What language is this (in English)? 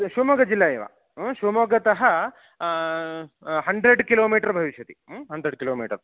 Sanskrit